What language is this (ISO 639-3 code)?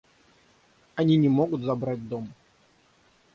rus